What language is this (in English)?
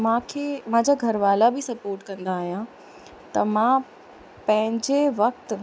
Sindhi